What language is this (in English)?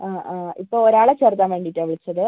Malayalam